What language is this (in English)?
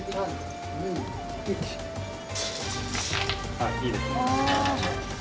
Japanese